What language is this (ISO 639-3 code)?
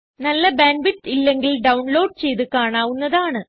mal